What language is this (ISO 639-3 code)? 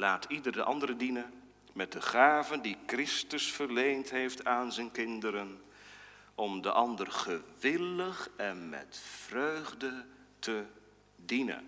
nld